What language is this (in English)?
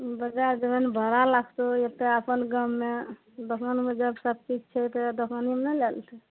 Maithili